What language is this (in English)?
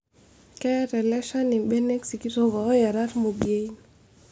Masai